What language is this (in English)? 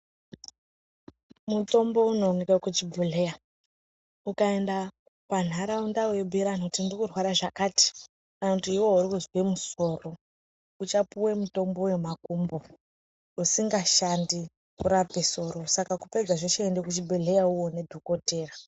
Ndau